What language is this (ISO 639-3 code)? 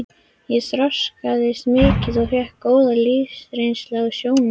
isl